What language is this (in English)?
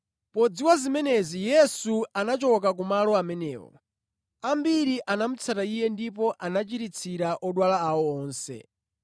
Nyanja